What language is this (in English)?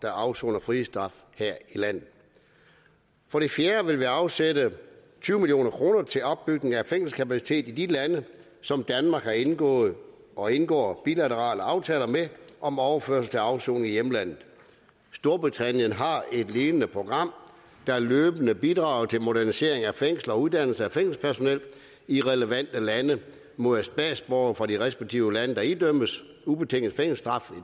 Danish